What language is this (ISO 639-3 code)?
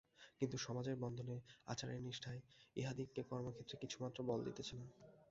ben